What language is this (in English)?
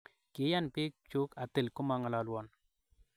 Kalenjin